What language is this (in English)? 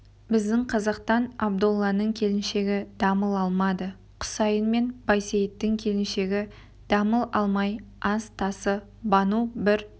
Kazakh